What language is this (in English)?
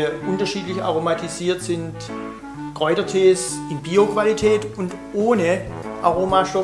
German